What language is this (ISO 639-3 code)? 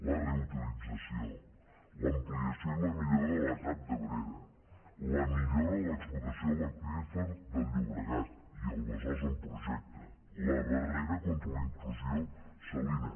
cat